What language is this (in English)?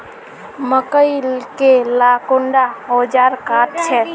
Magahi